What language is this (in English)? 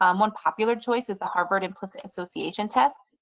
English